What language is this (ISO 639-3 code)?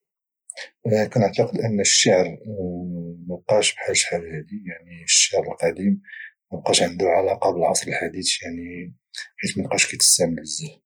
ary